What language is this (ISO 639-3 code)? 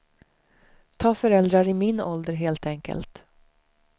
swe